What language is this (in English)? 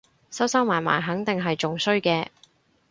Cantonese